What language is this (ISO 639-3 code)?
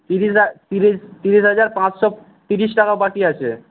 ben